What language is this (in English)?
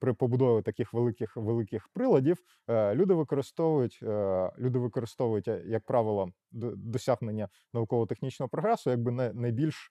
Ukrainian